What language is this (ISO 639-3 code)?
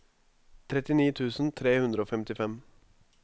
nor